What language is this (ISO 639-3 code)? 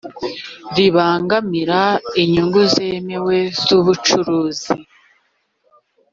kin